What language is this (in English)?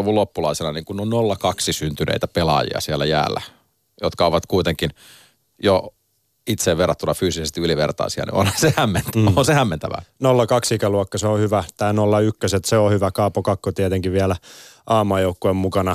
Finnish